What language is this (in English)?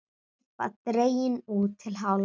Icelandic